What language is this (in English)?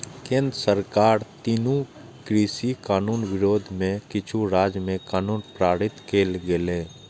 Maithili